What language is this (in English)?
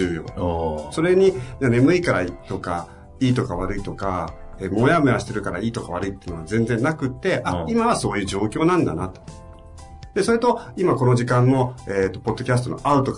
Japanese